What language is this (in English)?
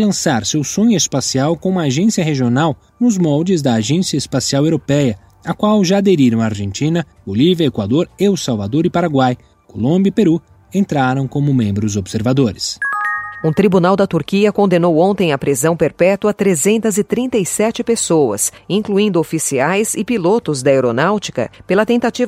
Portuguese